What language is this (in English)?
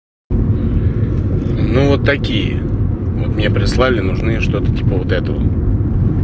Russian